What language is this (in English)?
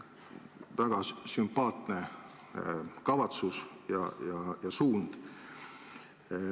Estonian